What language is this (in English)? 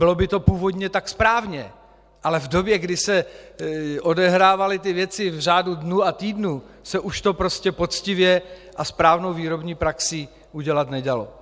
Czech